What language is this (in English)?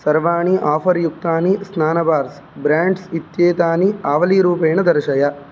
Sanskrit